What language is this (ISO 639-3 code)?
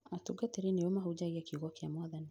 kik